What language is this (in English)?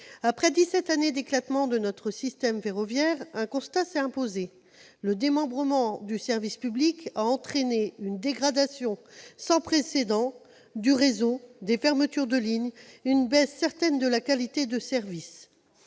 French